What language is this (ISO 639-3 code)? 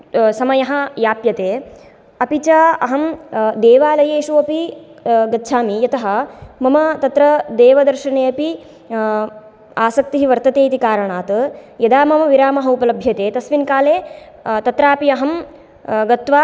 san